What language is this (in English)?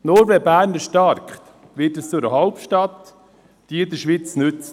Swiss German